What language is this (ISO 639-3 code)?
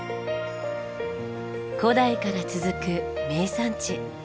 jpn